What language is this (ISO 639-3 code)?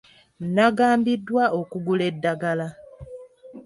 lug